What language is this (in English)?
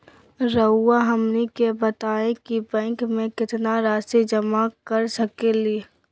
Magahi